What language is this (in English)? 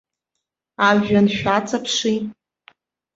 Abkhazian